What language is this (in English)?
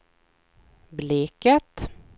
Swedish